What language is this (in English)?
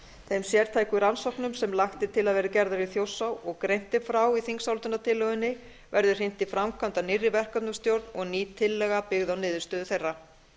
Icelandic